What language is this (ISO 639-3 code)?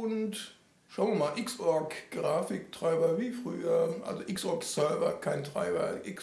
deu